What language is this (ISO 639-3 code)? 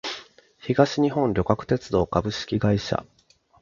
jpn